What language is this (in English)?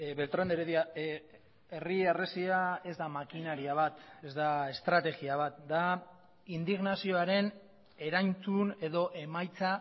Basque